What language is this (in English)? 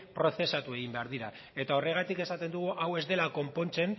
Basque